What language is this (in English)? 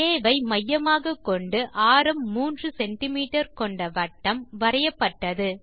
Tamil